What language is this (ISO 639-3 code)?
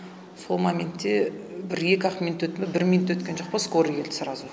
kaz